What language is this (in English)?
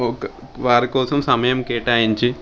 Telugu